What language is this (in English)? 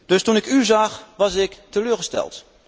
Dutch